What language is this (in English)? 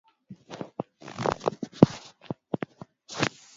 Swahili